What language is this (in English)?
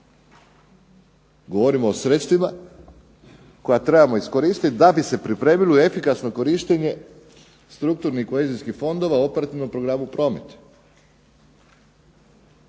Croatian